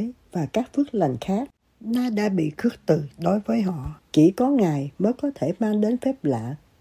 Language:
Vietnamese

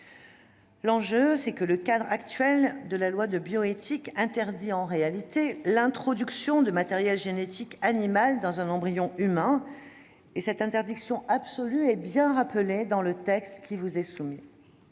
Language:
French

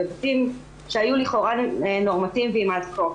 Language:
Hebrew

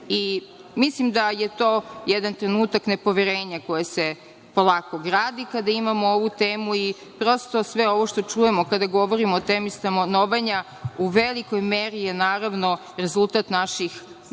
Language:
Serbian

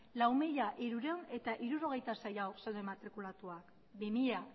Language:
Basque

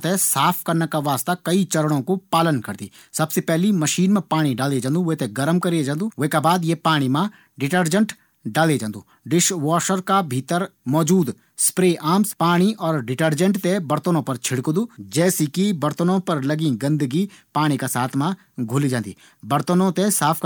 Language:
Garhwali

